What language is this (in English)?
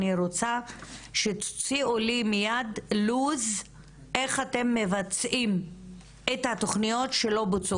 Hebrew